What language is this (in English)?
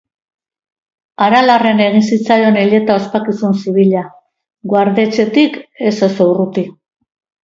Basque